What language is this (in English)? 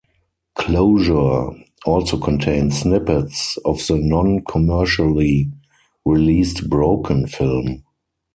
English